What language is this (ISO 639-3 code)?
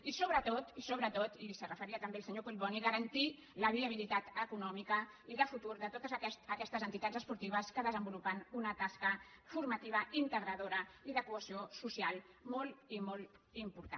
cat